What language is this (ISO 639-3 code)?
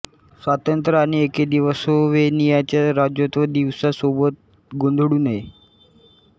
mar